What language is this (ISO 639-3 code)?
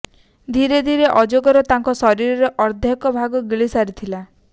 ori